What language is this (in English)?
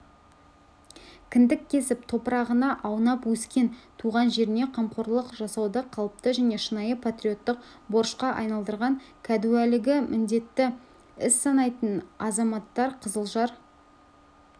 Kazakh